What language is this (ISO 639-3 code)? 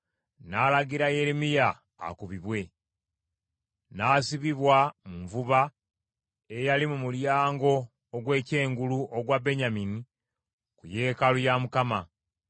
lug